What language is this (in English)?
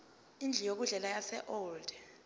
Zulu